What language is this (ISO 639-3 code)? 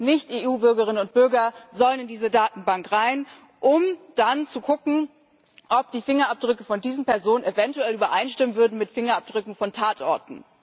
deu